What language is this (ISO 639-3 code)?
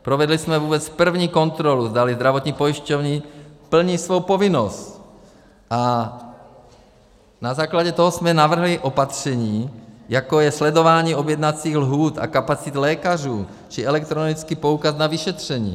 ces